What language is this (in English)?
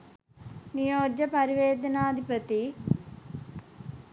Sinhala